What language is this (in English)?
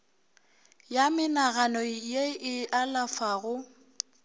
Northern Sotho